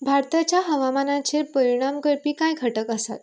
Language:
Konkani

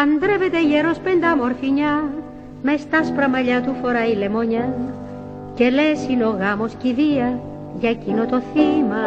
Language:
Greek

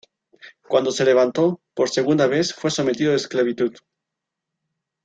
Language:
Spanish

